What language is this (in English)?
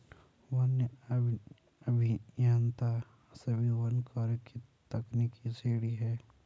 Hindi